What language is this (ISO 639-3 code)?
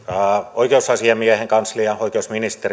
fin